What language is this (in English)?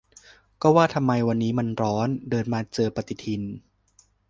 Thai